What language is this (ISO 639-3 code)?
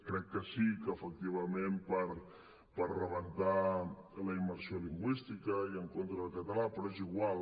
cat